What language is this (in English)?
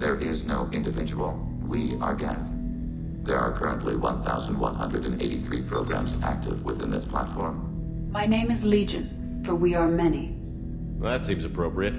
English